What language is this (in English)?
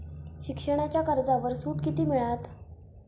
Marathi